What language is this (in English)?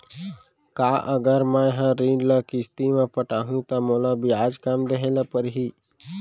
Chhattisgarhi